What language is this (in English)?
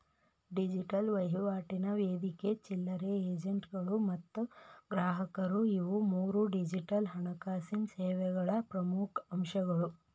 Kannada